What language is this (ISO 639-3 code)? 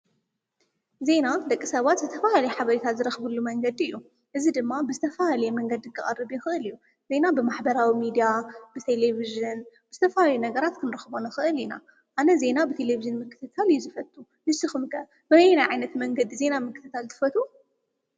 tir